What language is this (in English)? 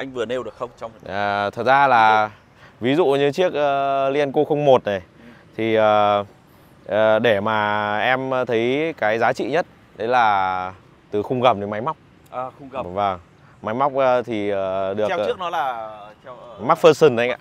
Vietnamese